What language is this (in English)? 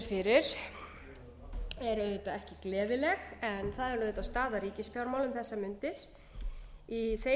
Icelandic